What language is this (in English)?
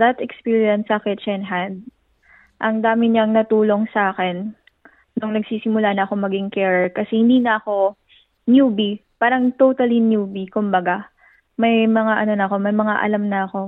Filipino